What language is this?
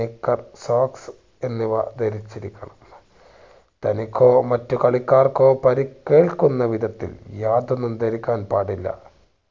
Malayalam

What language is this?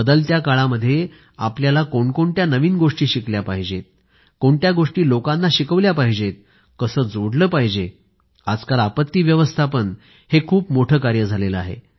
Marathi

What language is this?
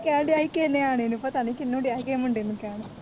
Punjabi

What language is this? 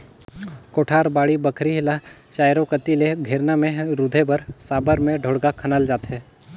Chhattisgarhi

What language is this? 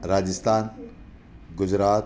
Sindhi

